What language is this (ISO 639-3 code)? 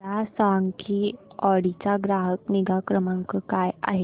mar